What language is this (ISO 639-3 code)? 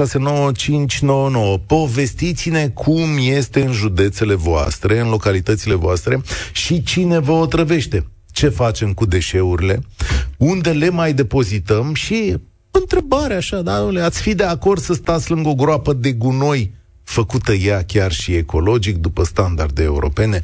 ron